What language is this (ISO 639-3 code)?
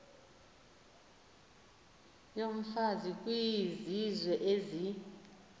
xho